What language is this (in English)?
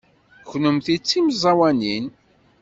Kabyle